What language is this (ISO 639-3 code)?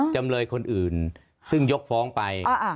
tha